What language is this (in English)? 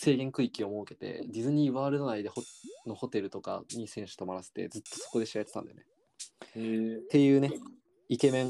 Japanese